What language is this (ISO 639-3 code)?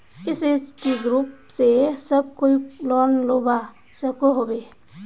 mag